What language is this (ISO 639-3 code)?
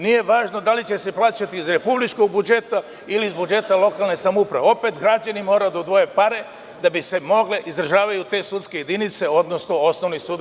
srp